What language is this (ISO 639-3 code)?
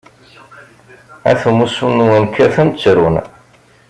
kab